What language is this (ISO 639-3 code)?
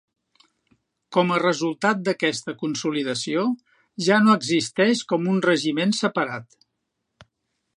cat